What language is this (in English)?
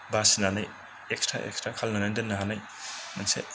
Bodo